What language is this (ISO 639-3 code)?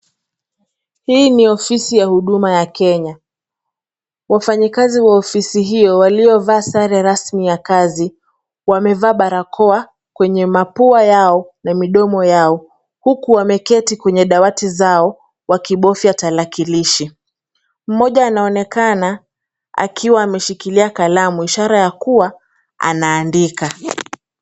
swa